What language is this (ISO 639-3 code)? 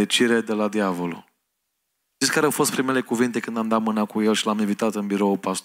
ron